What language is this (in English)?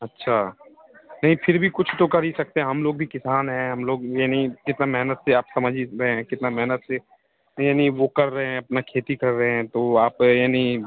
Hindi